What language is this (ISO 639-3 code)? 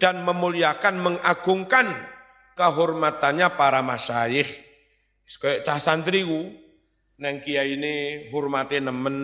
ind